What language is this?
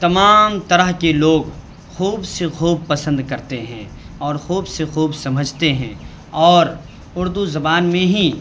Urdu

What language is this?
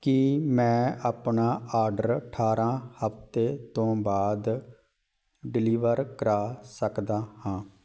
Punjabi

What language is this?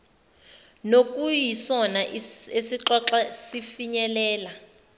Zulu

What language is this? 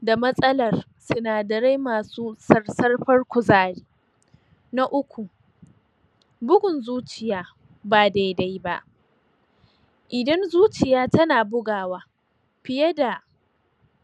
Hausa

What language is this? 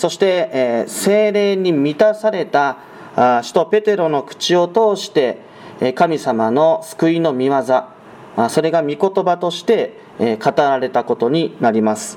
Japanese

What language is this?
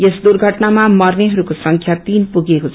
Nepali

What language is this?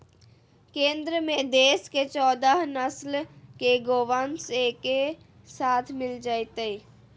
Magahi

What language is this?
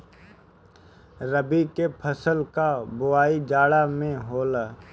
Bhojpuri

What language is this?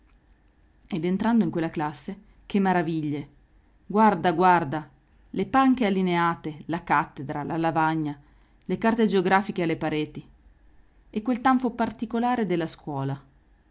Italian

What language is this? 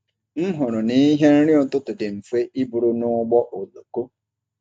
Igbo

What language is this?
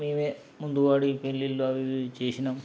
Telugu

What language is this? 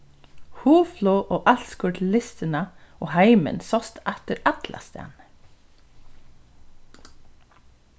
Faroese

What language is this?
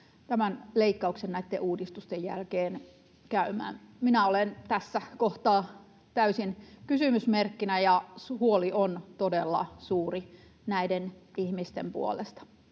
Finnish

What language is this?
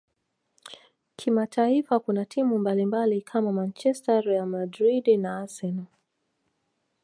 Swahili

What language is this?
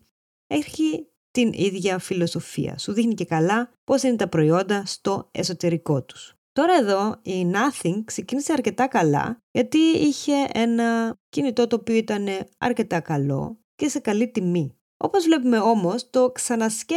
Greek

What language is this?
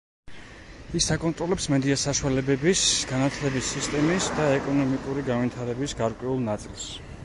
Georgian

